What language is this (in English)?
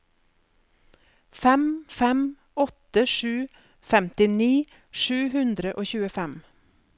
Norwegian